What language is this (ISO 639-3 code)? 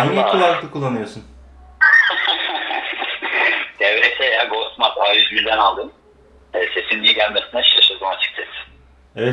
tur